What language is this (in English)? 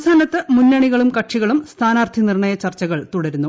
Malayalam